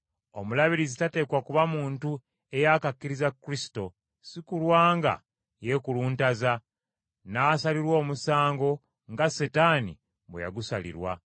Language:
Ganda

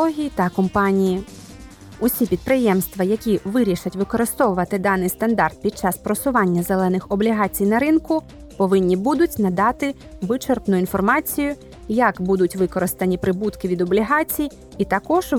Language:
Ukrainian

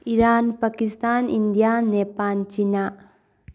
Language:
Manipuri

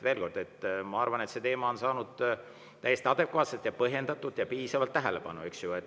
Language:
Estonian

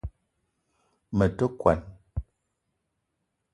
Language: Eton (Cameroon)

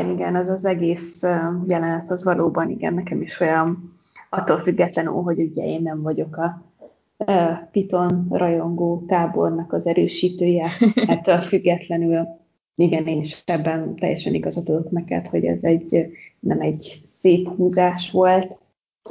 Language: Hungarian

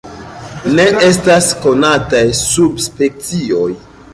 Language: Esperanto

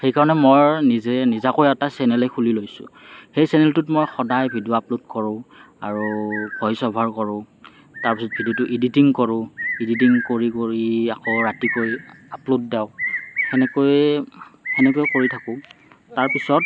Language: Assamese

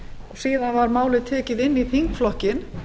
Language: Icelandic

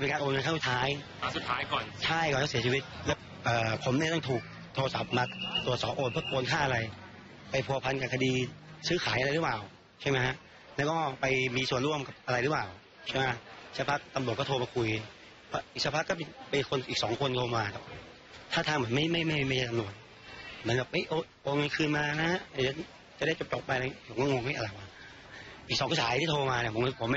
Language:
Thai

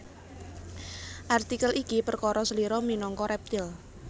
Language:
Javanese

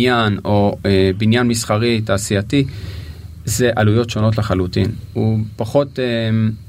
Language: Hebrew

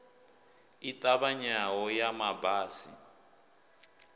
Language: Venda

